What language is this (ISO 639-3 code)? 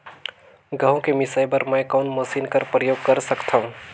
hne